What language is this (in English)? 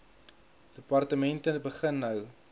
Afrikaans